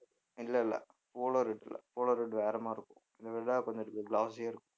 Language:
Tamil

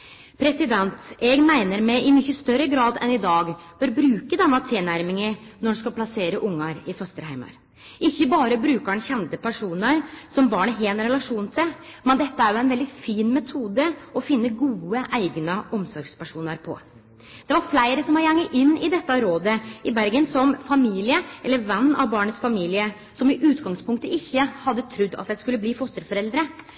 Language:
Norwegian Nynorsk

